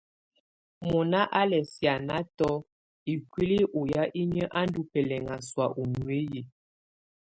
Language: Tunen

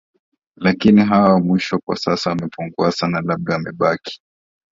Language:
Swahili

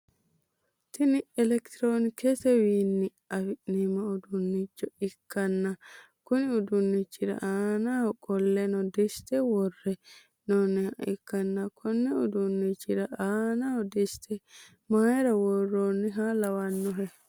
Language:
Sidamo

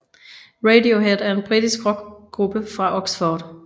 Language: Danish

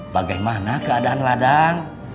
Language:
Indonesian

